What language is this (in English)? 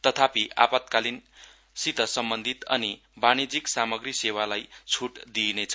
Nepali